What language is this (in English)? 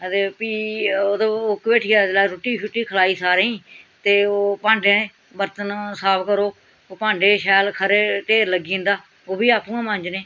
Dogri